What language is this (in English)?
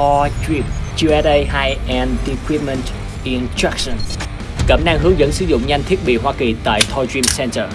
Vietnamese